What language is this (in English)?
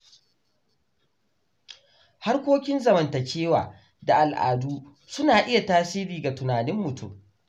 Hausa